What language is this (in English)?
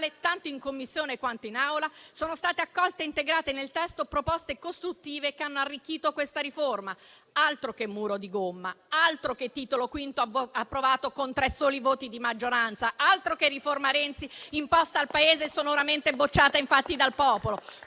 Italian